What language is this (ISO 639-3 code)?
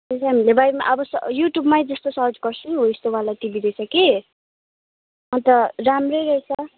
nep